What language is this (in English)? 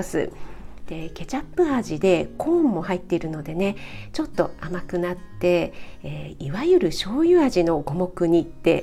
Japanese